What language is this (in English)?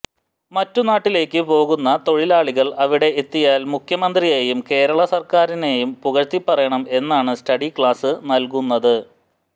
Malayalam